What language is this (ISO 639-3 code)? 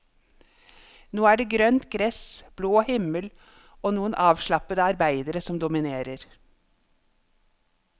nor